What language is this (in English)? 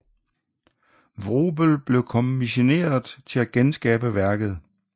Danish